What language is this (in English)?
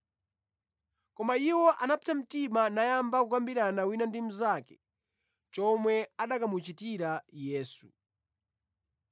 Nyanja